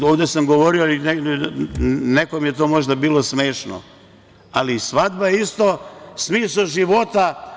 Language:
Serbian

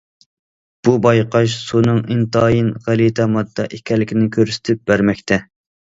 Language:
Uyghur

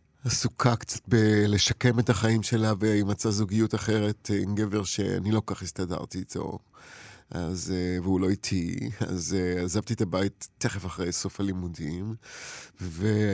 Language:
Hebrew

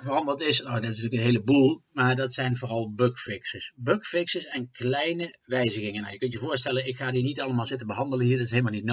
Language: Dutch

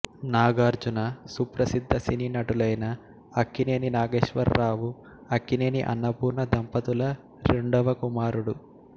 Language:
Telugu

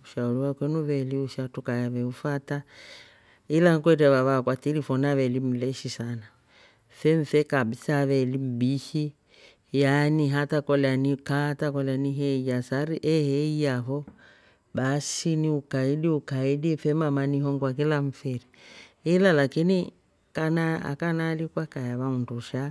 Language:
Rombo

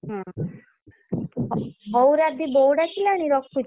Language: Odia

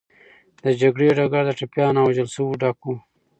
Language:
Pashto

